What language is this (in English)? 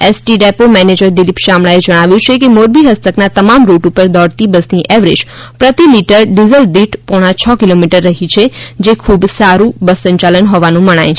Gujarati